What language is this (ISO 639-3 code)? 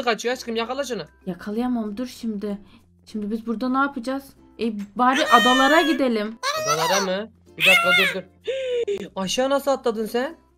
tur